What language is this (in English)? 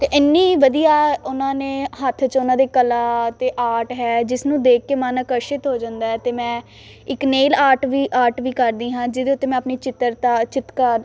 Punjabi